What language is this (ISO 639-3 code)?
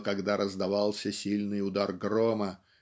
rus